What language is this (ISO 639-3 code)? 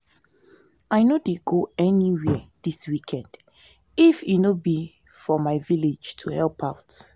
pcm